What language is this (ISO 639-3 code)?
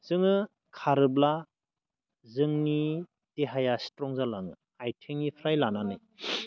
brx